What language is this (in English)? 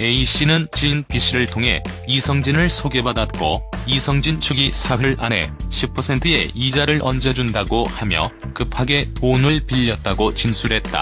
Korean